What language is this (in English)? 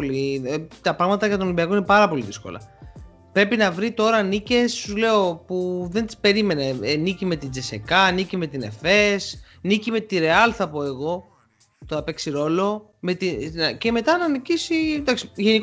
Greek